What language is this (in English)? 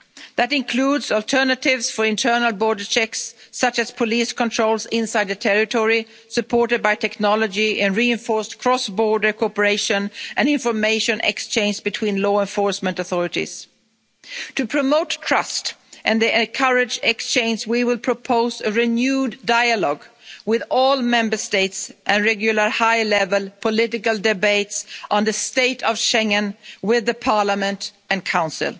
English